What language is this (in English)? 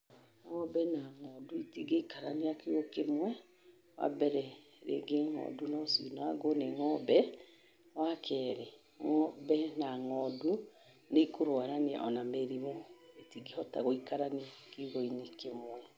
Kikuyu